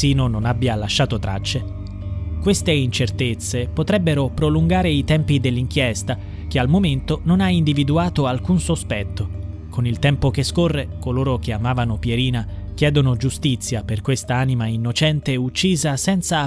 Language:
Italian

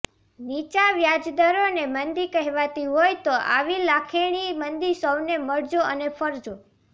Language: Gujarati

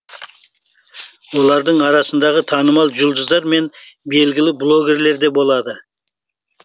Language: Kazakh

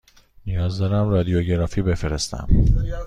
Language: Persian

